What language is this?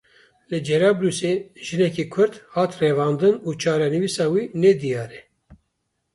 Kurdish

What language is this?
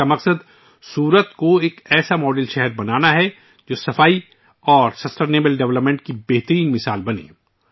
Urdu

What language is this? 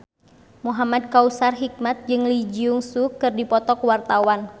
Sundanese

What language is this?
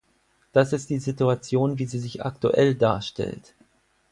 German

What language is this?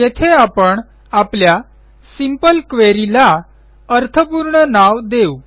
Marathi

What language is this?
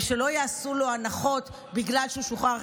Hebrew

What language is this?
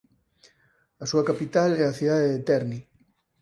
Galician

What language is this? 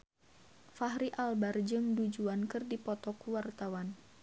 Sundanese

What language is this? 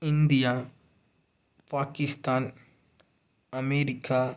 Tamil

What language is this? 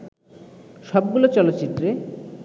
Bangla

